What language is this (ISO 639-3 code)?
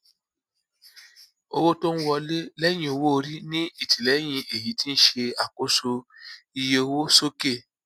yor